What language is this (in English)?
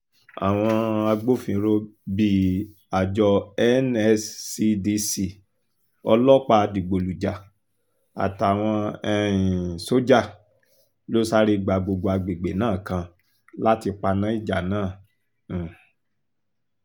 Yoruba